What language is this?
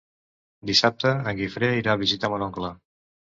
Catalan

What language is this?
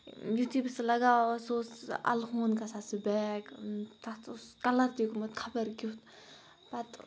Kashmiri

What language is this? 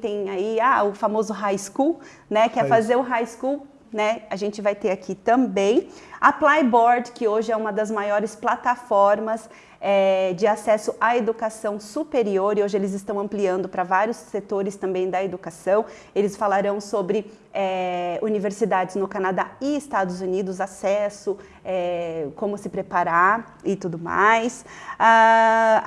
Portuguese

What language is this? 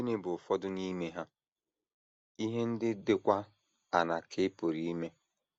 Igbo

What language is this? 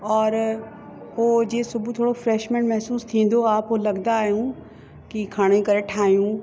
Sindhi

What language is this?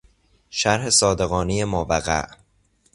Persian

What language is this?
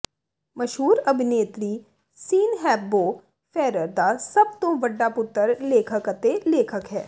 Punjabi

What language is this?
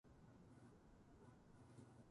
Japanese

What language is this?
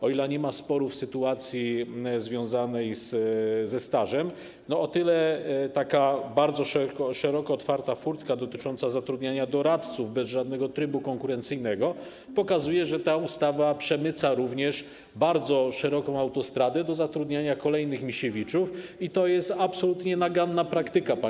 Polish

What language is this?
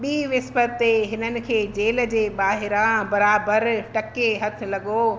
Sindhi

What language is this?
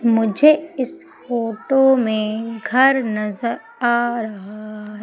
Hindi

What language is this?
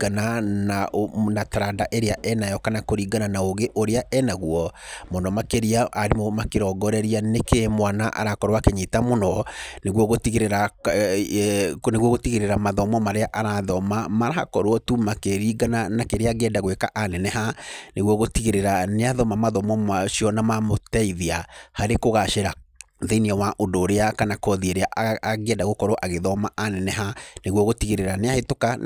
Kikuyu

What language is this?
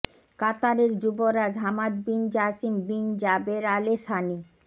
Bangla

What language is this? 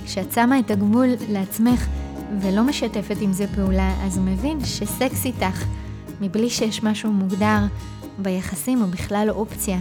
Hebrew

